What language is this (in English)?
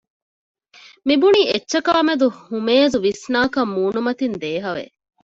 Divehi